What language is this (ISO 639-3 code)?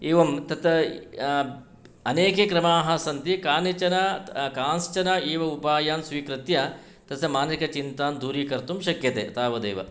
san